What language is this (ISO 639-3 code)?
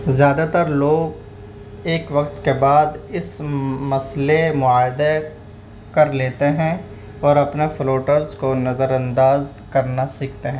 urd